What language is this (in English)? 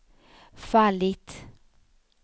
Swedish